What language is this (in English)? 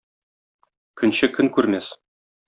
Tatar